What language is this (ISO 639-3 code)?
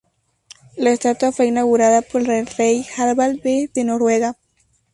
spa